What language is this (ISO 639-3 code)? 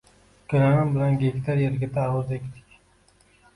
uzb